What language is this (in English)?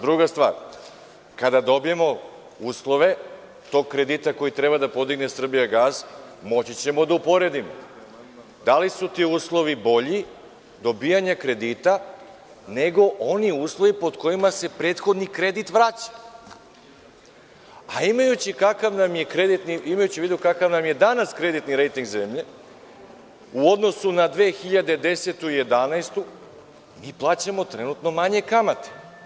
Serbian